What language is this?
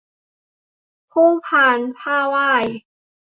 Thai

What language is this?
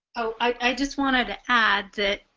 English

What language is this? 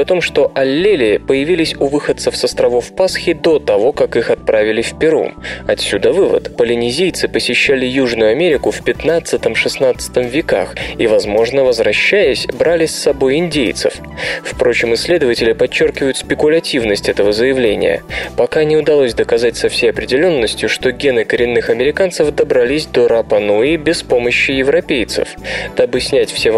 Russian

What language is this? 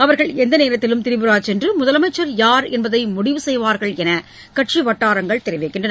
Tamil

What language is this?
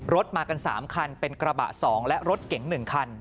Thai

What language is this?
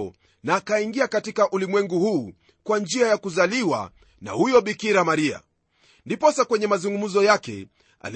Swahili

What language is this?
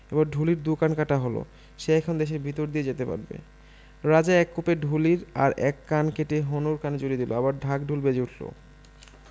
Bangla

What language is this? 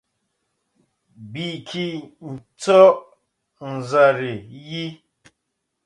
Bafut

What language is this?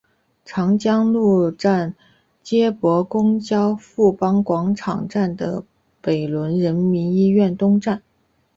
Chinese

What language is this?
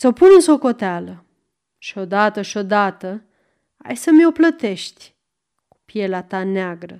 Romanian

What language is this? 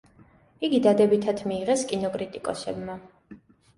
Georgian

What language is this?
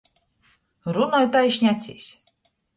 Latgalian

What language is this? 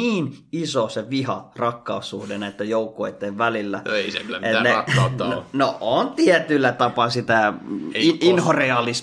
Finnish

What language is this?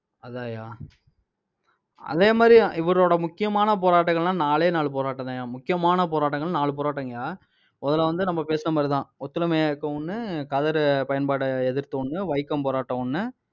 Tamil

